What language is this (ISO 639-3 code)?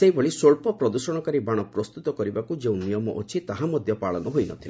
ori